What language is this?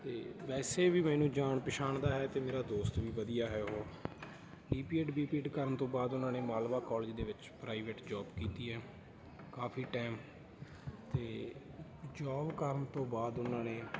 Punjabi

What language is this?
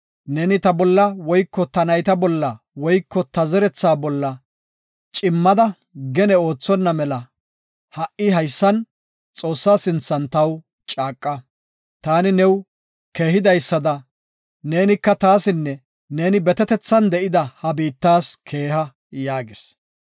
Gofa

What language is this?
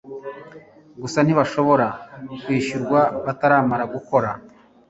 Kinyarwanda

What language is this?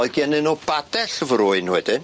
Welsh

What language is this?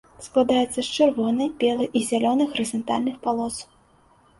Belarusian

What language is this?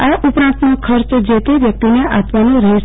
Gujarati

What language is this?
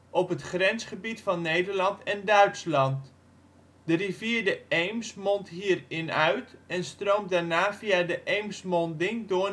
Dutch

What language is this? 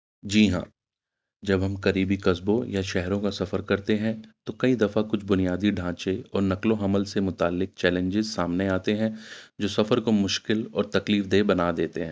Urdu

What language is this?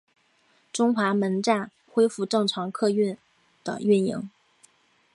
Chinese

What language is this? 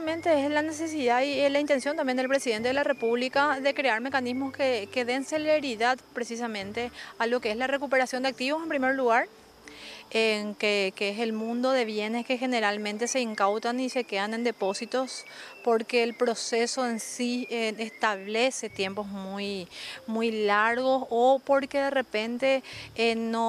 Spanish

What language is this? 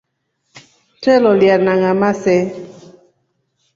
Rombo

